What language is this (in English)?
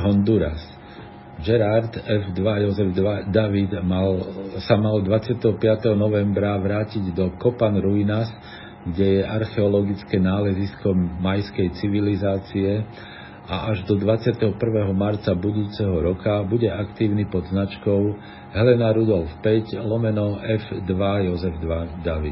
Slovak